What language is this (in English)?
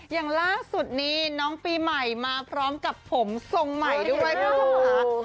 Thai